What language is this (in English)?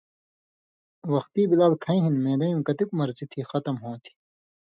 Indus Kohistani